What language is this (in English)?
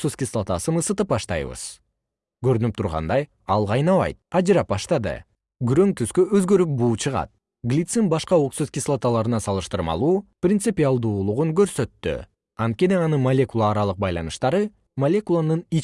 Kyrgyz